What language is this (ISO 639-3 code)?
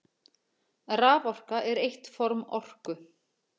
isl